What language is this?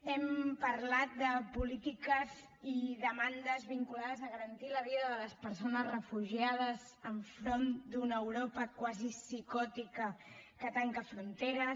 Catalan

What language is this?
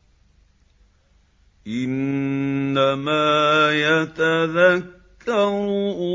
Arabic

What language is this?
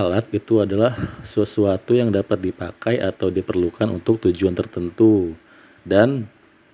Indonesian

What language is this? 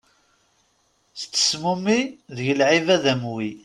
Kabyle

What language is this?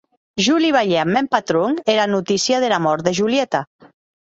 Occitan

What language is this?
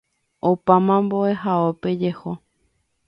Guarani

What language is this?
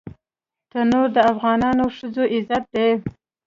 Pashto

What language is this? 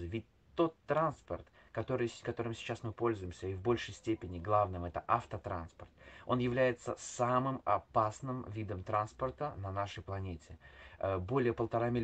Russian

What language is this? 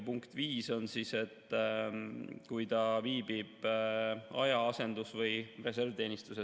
Estonian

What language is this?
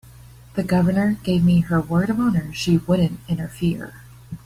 English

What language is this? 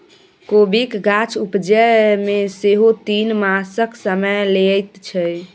Maithili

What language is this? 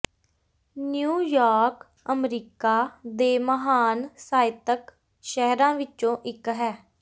Punjabi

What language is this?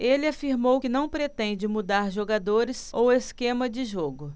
Portuguese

